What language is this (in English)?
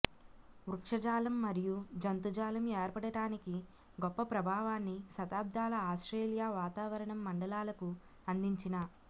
Telugu